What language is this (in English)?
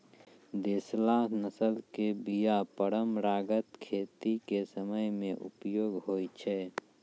Maithili